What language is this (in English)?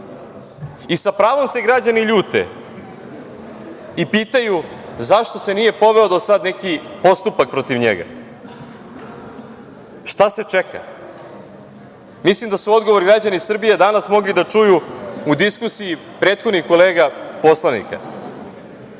Serbian